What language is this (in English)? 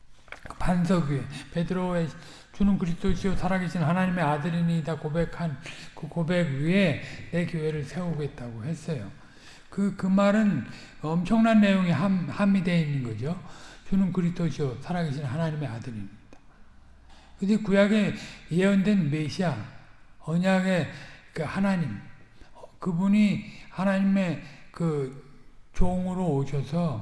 Korean